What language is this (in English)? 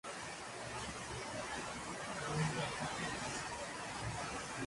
Spanish